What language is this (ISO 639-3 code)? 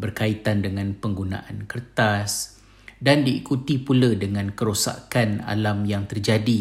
msa